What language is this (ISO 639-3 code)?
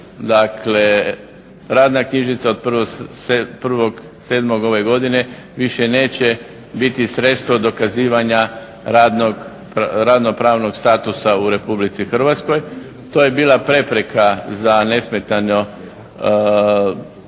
hrv